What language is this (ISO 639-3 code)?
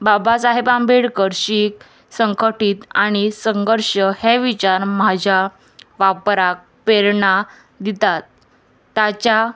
kok